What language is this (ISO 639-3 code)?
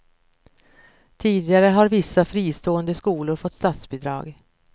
swe